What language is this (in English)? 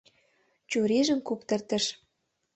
Mari